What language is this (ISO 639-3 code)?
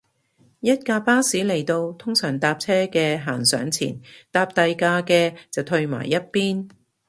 yue